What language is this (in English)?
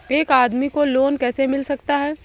Hindi